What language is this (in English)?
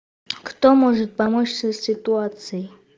Russian